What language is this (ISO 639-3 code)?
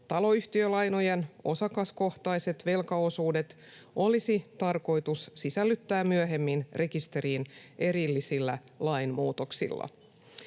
fin